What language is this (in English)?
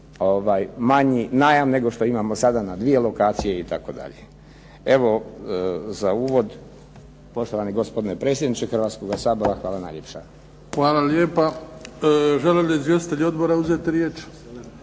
Croatian